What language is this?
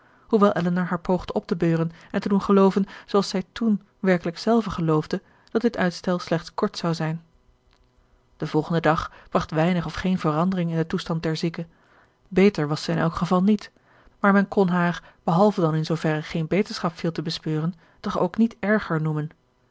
Dutch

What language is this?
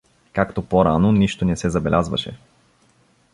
Bulgarian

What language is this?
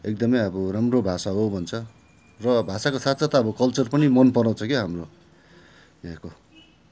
Nepali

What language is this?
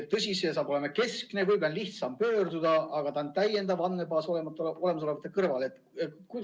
Estonian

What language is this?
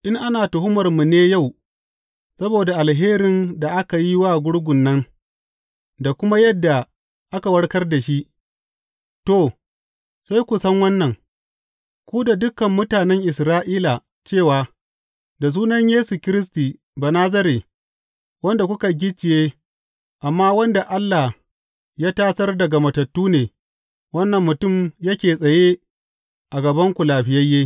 Hausa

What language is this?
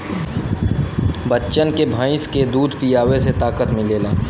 Bhojpuri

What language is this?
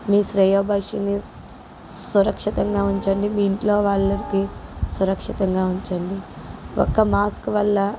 Telugu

